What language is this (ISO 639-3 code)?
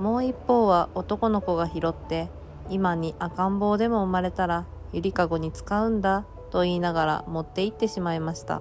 jpn